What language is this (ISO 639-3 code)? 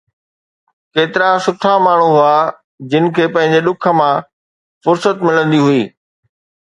snd